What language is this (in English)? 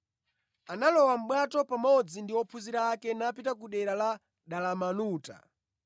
Nyanja